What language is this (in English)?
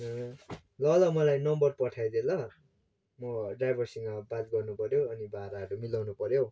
Nepali